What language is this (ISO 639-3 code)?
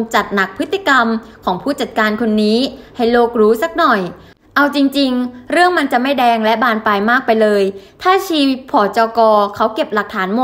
tha